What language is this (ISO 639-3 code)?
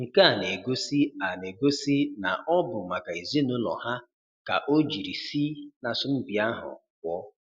ibo